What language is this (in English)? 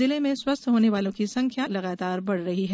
Hindi